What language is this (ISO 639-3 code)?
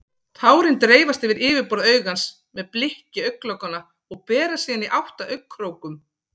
isl